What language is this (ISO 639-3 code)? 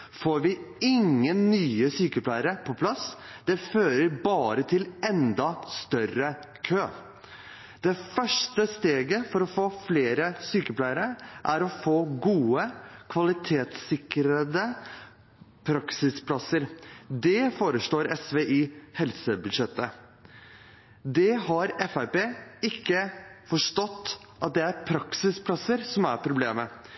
nob